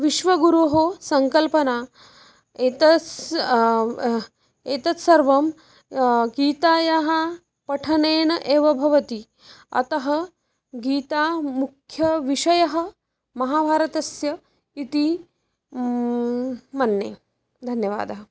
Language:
Sanskrit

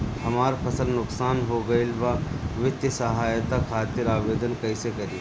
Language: Bhojpuri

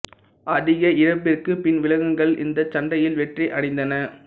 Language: Tamil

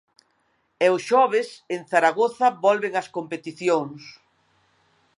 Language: Galician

